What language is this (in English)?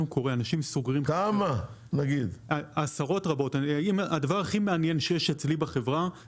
Hebrew